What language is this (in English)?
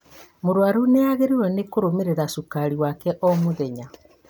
Kikuyu